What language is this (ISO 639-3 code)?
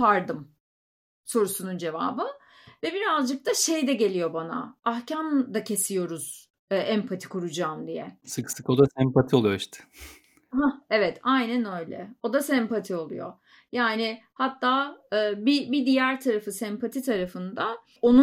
tur